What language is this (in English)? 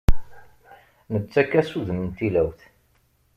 Kabyle